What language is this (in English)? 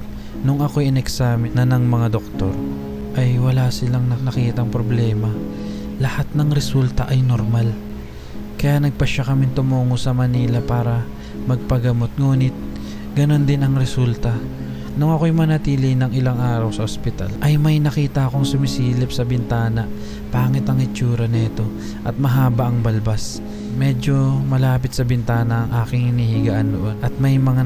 Filipino